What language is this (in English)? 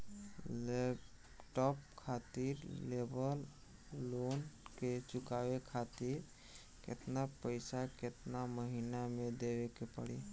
Bhojpuri